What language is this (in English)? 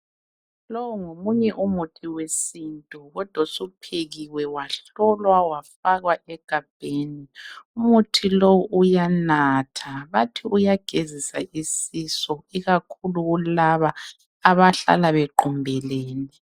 North Ndebele